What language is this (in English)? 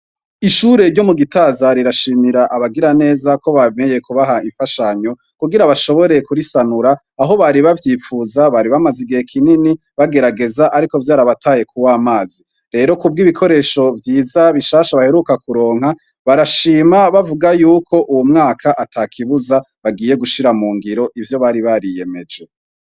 Rundi